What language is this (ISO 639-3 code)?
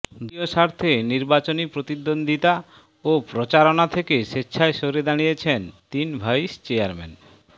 ben